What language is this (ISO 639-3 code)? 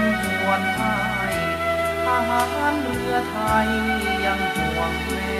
tha